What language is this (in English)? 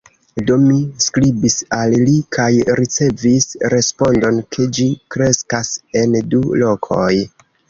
Esperanto